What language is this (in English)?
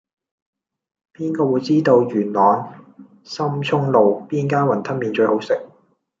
Cantonese